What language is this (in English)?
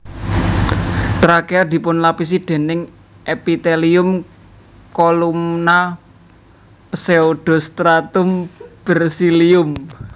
Javanese